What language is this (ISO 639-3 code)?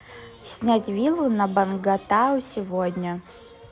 rus